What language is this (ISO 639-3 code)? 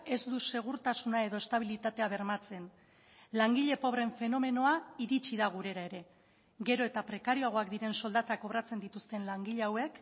eus